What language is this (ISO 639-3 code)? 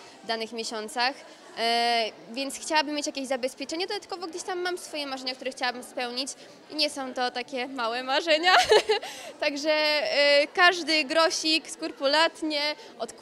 pol